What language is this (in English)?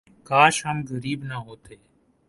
Urdu